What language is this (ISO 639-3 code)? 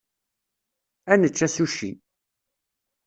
kab